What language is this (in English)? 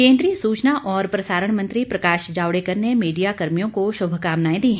Hindi